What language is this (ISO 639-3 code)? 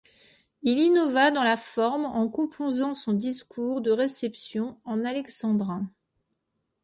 fra